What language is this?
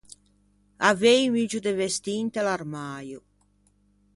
Ligurian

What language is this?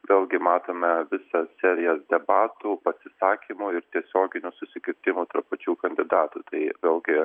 Lithuanian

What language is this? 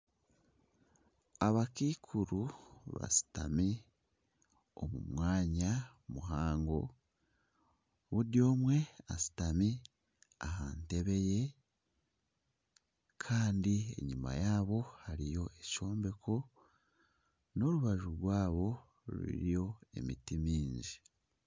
Nyankole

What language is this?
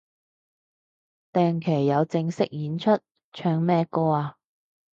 Cantonese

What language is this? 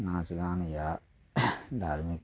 Maithili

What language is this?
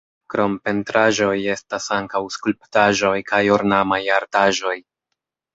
Esperanto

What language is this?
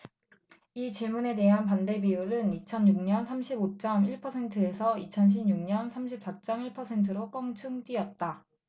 Korean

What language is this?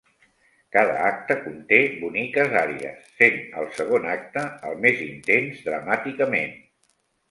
Catalan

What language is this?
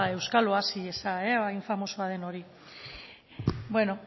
Basque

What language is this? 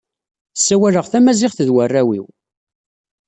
Kabyle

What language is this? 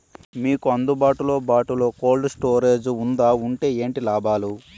Telugu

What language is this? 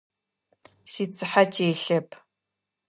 Adyghe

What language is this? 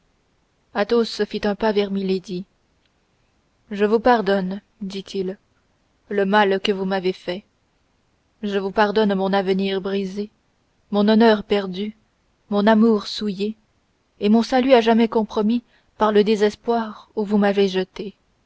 French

